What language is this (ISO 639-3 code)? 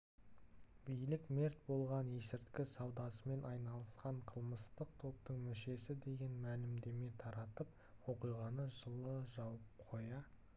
kaz